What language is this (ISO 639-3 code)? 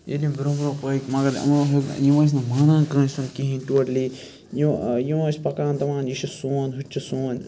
kas